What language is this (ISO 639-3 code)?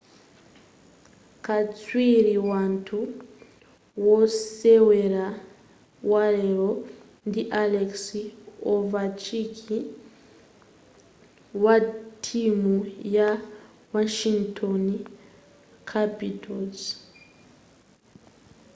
nya